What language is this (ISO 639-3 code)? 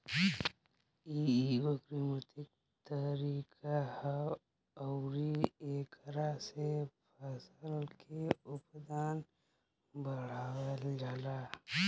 bho